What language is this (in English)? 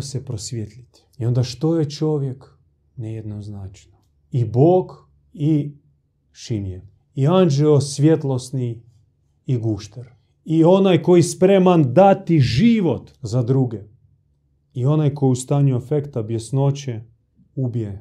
Croatian